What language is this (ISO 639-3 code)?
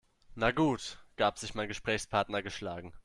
deu